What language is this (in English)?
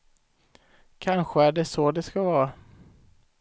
Swedish